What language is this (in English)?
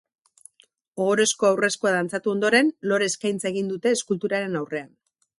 Basque